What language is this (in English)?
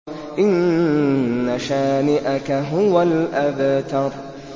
Arabic